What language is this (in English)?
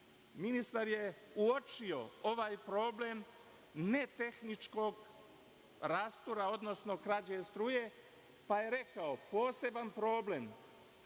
Serbian